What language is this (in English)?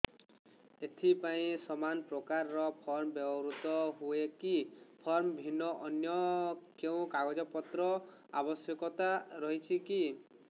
Odia